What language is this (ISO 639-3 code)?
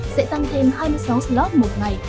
vie